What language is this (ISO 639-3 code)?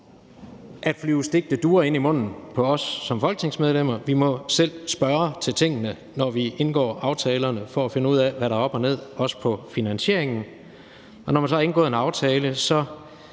dan